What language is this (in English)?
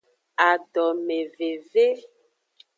Aja (Benin)